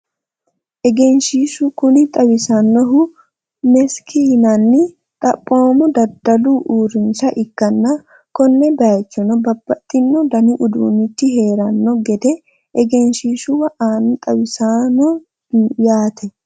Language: Sidamo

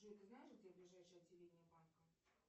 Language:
Russian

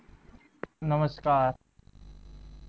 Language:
Marathi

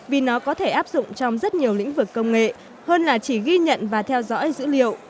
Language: Vietnamese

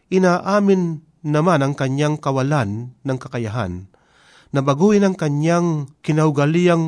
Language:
Filipino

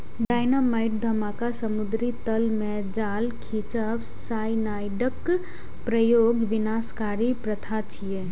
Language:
Maithili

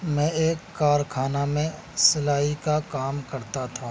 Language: Urdu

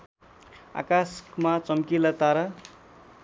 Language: Nepali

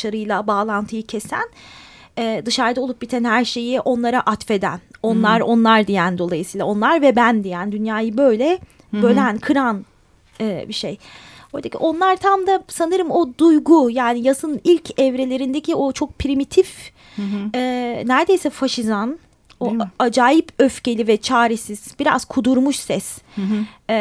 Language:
Turkish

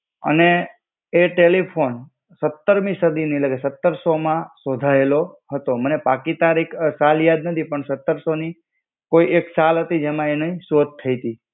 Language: Gujarati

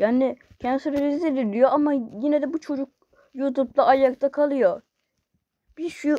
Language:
Turkish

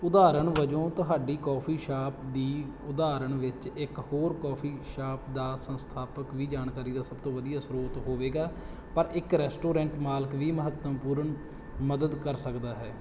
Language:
Punjabi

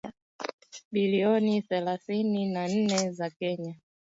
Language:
Swahili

